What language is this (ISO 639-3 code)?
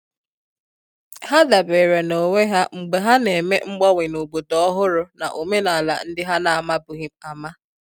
ibo